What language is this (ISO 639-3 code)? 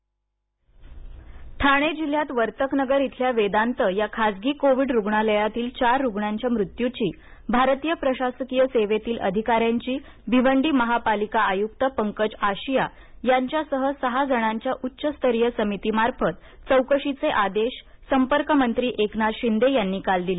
mar